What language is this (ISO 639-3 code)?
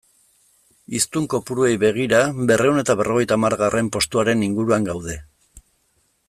eus